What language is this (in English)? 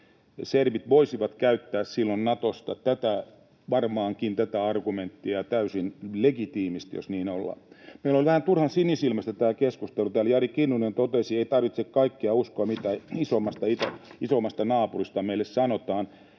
Finnish